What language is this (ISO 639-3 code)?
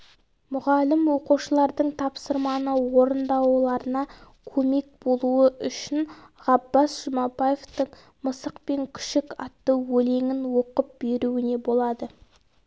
kaz